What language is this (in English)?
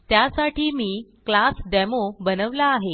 Marathi